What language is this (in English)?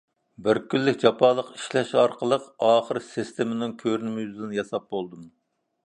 Uyghur